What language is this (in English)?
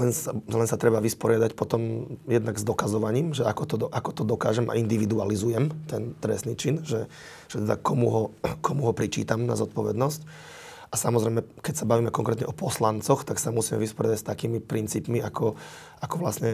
Slovak